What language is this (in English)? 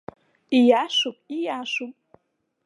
Abkhazian